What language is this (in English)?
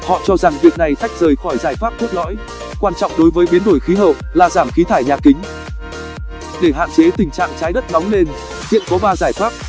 Vietnamese